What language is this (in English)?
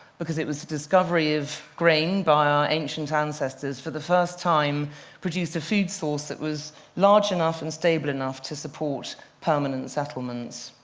English